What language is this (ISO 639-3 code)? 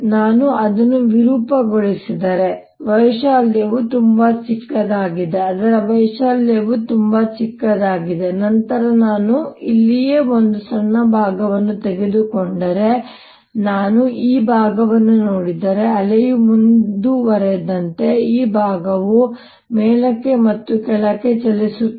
kan